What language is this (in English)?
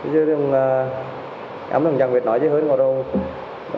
Vietnamese